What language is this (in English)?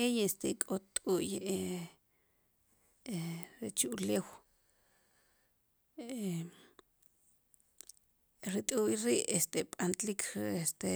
Sipacapense